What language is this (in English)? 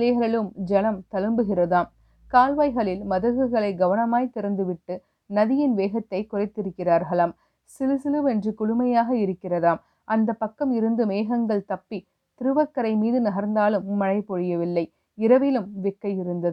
Tamil